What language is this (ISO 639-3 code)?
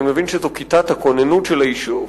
heb